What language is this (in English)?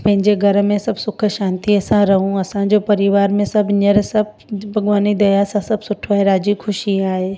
Sindhi